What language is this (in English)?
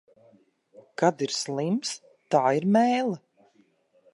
Latvian